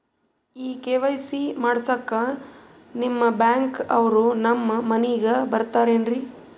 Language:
Kannada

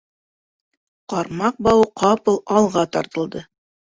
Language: Bashkir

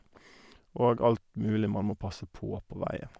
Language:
Norwegian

